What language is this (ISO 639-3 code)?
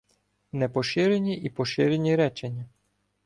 ukr